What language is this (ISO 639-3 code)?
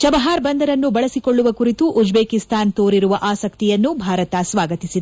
kan